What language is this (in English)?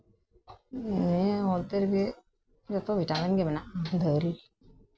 Santali